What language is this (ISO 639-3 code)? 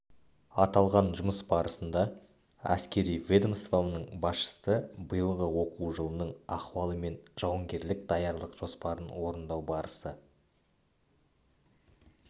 kaz